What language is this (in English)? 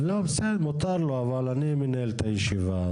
Hebrew